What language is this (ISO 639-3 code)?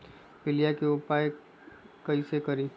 mag